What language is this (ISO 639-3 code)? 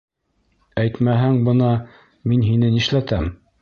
bak